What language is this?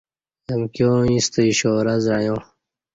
Kati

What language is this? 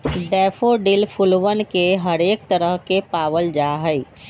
Magahi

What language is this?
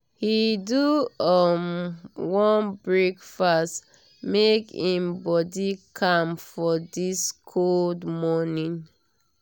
Nigerian Pidgin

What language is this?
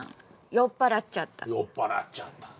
Japanese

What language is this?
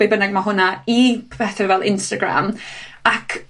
Welsh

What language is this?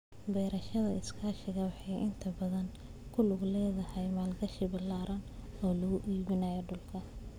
Somali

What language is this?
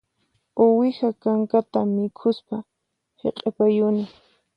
Puno Quechua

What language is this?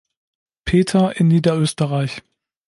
German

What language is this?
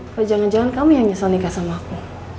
Indonesian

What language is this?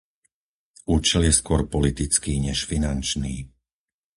Slovak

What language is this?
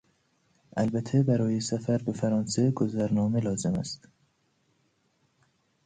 Persian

